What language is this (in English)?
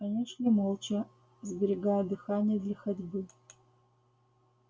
Russian